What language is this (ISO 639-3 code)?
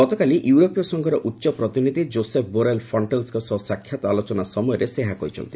ori